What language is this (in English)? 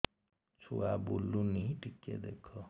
Odia